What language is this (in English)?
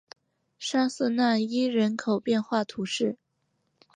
Chinese